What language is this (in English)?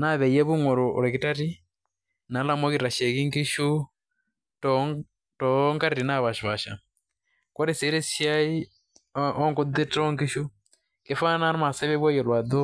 Masai